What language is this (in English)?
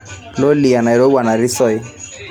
Masai